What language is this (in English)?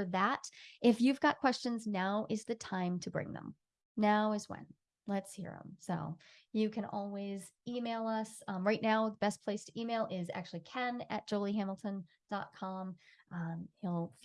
English